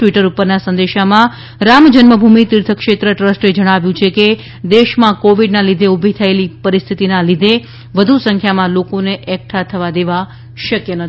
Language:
Gujarati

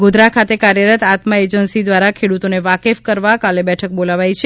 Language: Gujarati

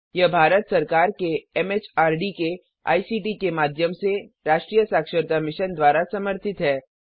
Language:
Hindi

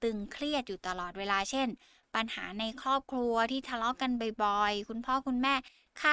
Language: Thai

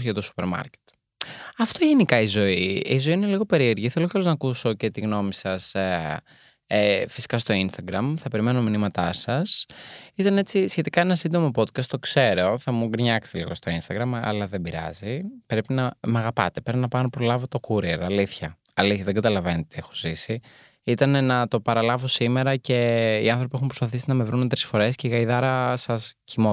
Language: Greek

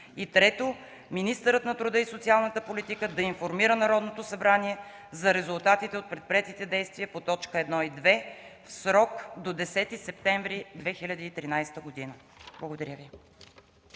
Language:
Bulgarian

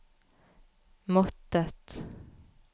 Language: Norwegian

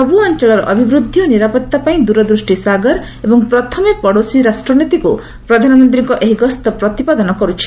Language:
Odia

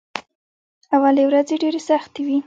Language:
Pashto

